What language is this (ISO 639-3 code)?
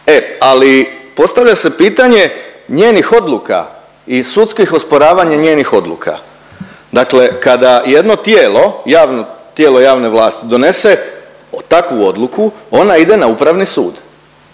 hrv